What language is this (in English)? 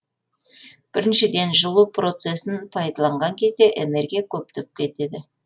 Kazakh